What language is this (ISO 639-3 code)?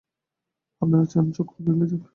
ben